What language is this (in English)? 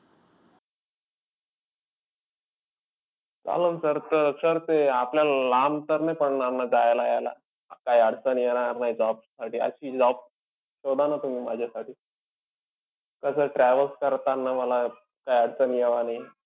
Marathi